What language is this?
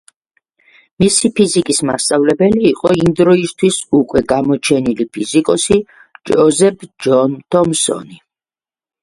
Georgian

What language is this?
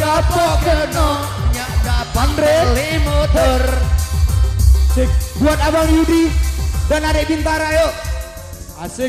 Indonesian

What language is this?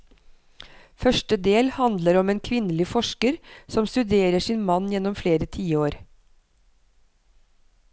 Norwegian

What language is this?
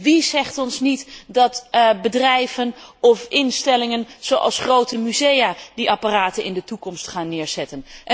Dutch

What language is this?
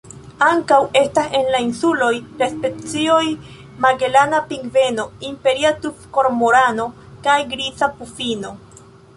Esperanto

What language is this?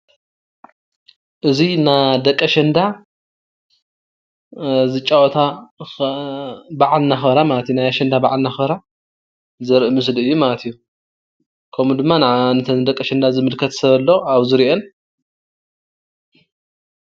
Tigrinya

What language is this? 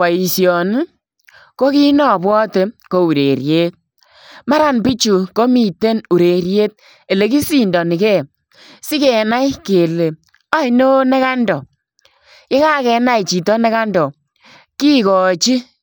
Kalenjin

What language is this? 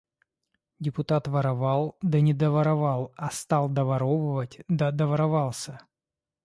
Russian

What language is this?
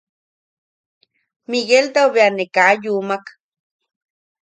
Yaqui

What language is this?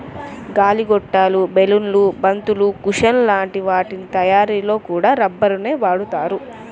Telugu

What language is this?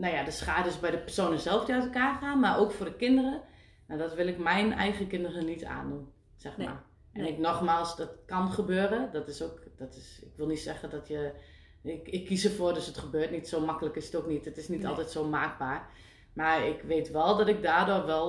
Dutch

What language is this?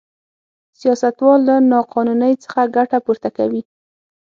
Pashto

